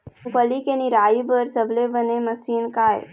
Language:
Chhattisgarhi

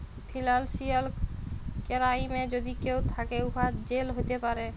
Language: Bangla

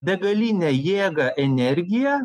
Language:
Lithuanian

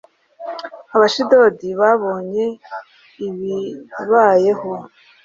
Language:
Kinyarwanda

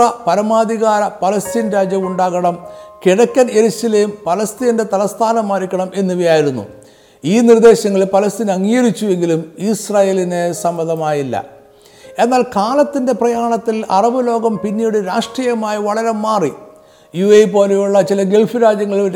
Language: Malayalam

